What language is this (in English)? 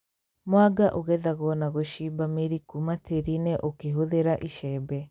Kikuyu